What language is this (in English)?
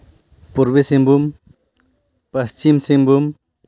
Santali